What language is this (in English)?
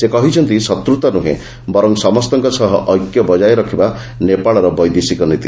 Odia